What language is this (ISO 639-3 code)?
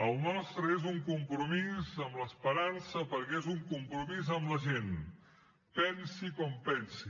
cat